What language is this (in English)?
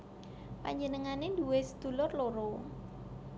Javanese